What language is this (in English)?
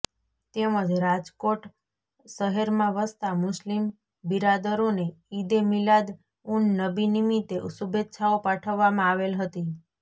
Gujarati